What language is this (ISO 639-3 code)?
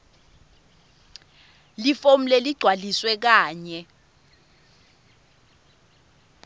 ssw